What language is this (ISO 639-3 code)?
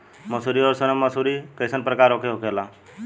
bho